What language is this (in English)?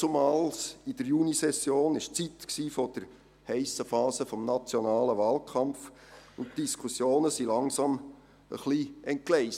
Swiss German